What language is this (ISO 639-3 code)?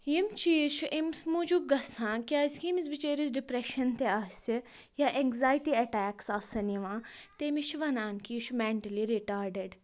kas